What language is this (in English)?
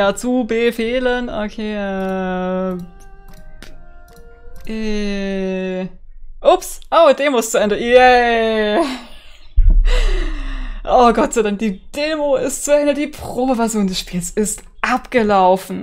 German